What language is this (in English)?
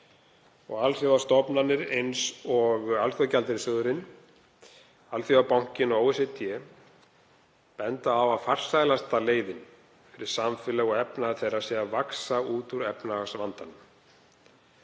Icelandic